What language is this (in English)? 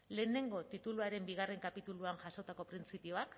Basque